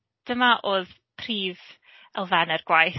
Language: Welsh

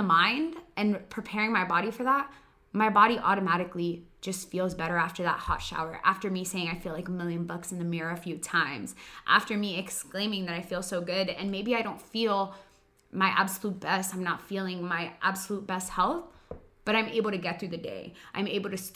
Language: English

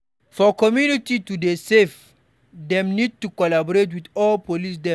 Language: Nigerian Pidgin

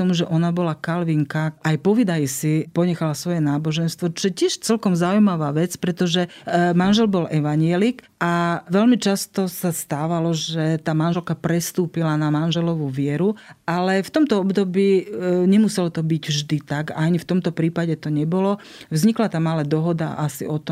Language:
Slovak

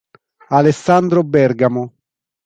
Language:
Italian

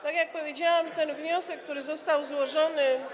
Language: Polish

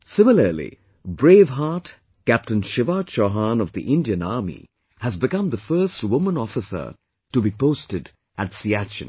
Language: English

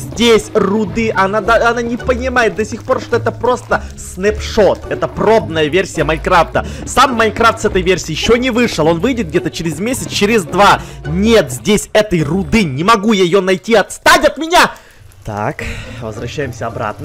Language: Russian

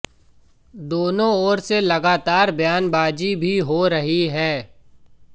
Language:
Hindi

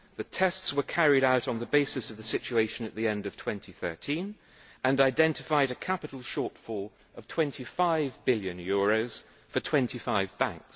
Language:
English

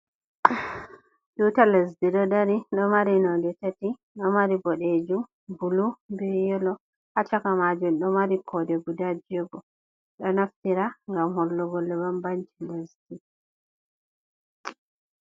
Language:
Fula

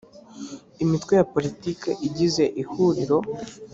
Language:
Kinyarwanda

